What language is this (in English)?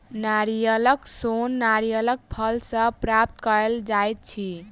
Maithili